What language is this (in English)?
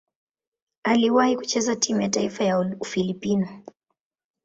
Swahili